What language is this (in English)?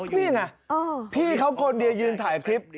Thai